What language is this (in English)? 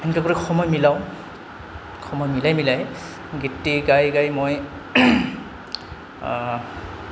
Assamese